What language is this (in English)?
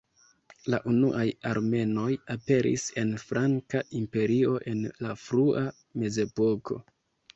Esperanto